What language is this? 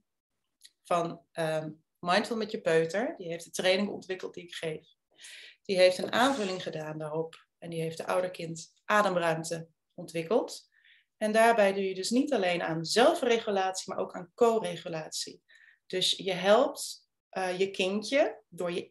Dutch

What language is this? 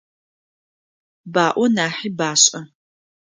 Adyghe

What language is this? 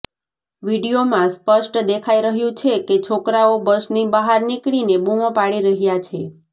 Gujarati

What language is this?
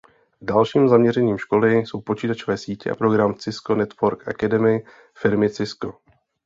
Czech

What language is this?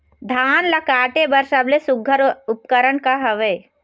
Chhattisgarhi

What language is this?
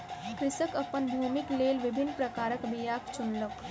Maithili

